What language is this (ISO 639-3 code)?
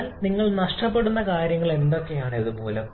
mal